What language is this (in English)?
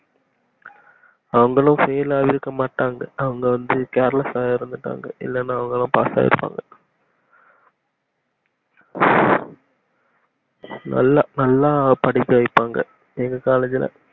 Tamil